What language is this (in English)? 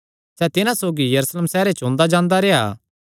Kangri